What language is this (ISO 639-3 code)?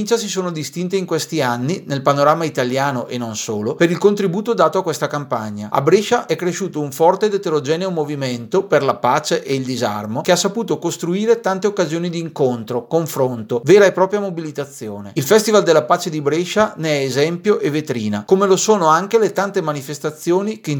ita